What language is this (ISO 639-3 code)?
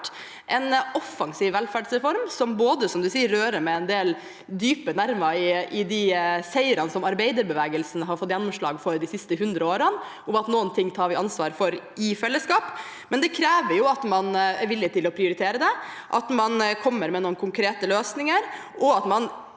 nor